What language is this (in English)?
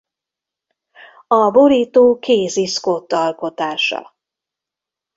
Hungarian